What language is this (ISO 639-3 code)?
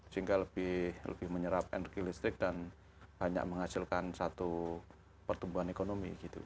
ind